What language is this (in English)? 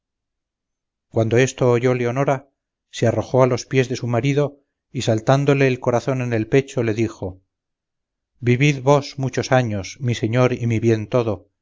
Spanish